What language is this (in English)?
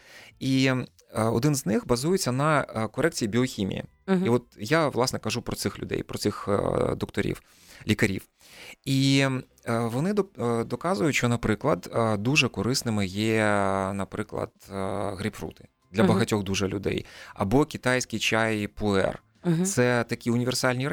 Ukrainian